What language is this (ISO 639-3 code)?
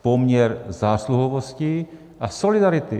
ces